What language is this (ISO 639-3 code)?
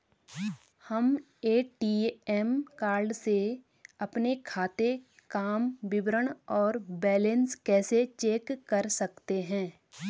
hin